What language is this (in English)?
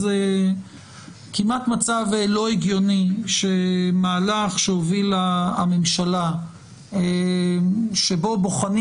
Hebrew